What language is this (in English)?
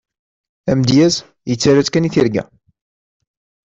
Kabyle